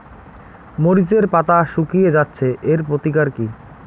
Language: Bangla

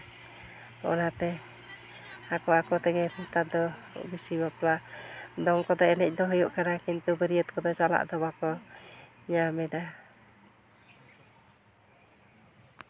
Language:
Santali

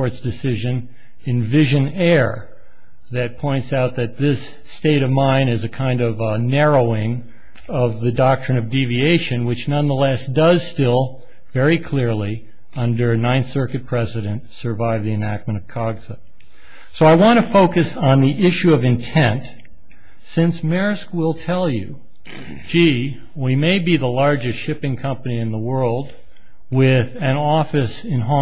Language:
English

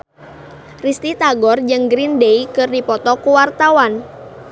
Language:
Sundanese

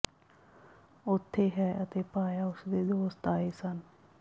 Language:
Punjabi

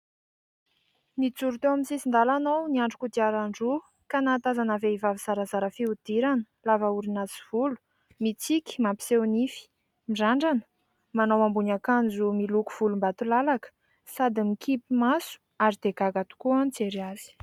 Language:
Malagasy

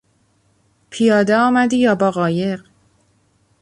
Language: Persian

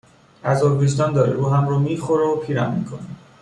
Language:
Persian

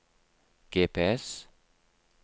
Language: Norwegian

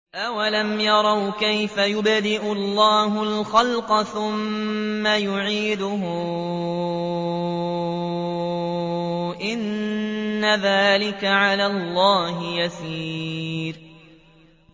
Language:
Arabic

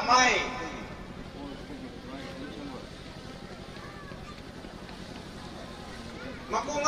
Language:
Thai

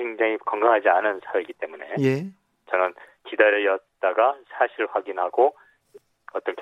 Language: Korean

